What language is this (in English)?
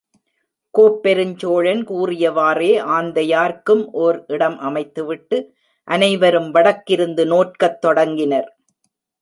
Tamil